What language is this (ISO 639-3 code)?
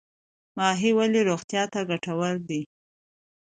pus